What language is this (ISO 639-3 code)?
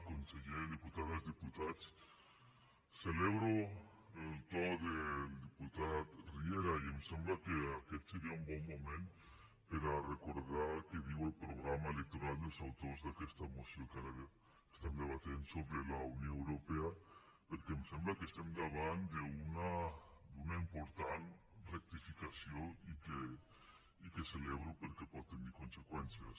cat